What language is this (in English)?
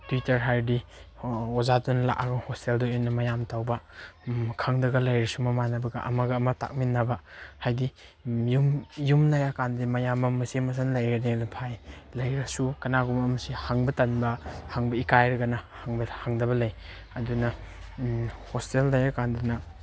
Manipuri